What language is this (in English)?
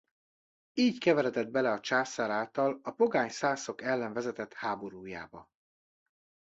Hungarian